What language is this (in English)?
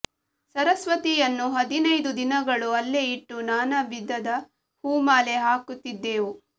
Kannada